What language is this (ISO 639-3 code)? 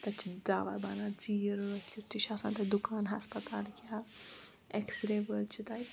kas